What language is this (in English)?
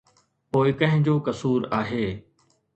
Sindhi